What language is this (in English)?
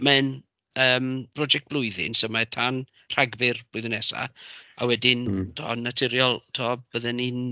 Welsh